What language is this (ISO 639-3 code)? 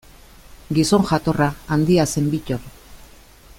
eus